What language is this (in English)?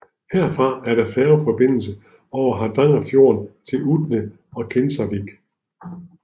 Danish